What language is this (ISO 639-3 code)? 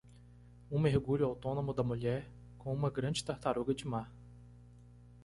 por